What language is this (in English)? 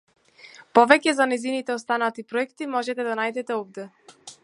Macedonian